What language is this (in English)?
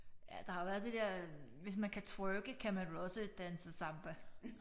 Danish